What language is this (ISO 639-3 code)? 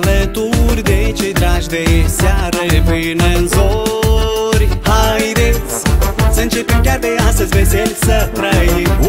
ron